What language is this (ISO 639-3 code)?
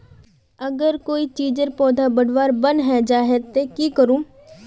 mag